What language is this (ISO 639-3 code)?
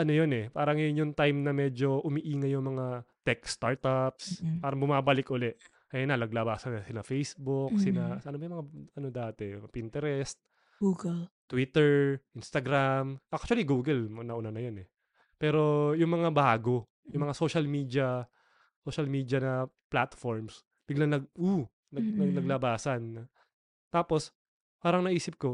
fil